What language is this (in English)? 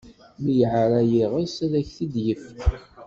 Kabyle